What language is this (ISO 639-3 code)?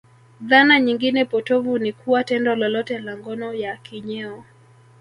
swa